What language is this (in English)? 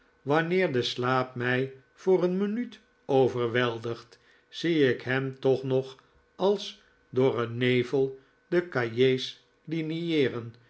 Dutch